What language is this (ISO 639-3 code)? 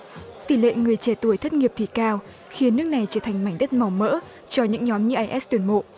vie